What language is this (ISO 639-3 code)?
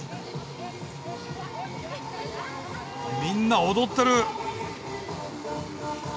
jpn